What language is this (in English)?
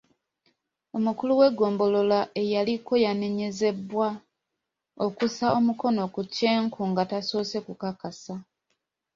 Ganda